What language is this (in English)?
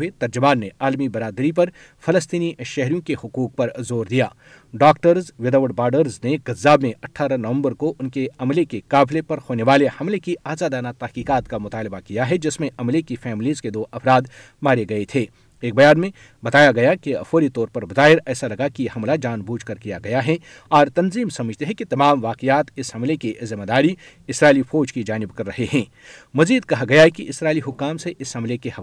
Urdu